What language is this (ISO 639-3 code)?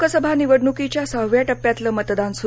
mar